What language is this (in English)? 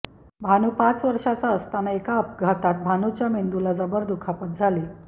Marathi